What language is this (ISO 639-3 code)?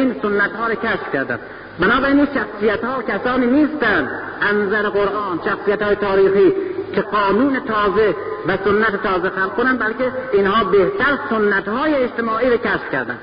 fas